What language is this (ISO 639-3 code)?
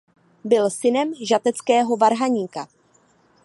ces